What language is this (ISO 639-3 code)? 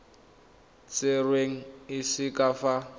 tsn